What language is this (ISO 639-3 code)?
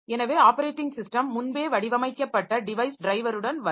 tam